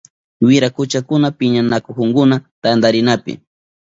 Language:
Southern Pastaza Quechua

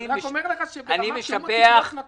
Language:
Hebrew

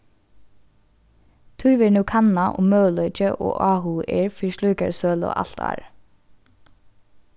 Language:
Faroese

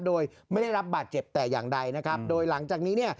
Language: Thai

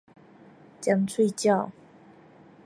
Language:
Min Nan Chinese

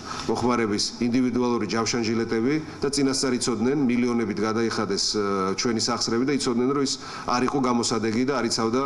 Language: Romanian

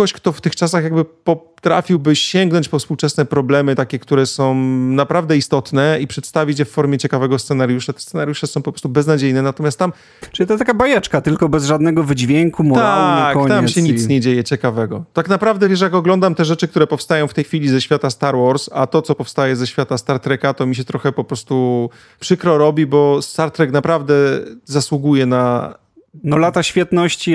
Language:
Polish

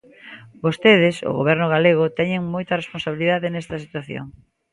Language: Galician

